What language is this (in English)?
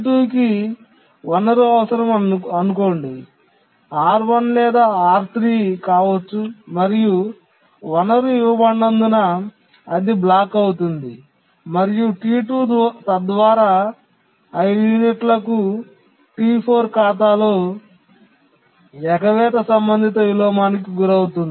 Telugu